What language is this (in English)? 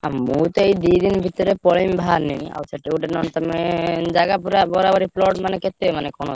Odia